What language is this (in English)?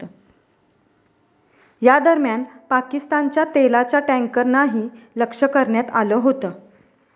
Marathi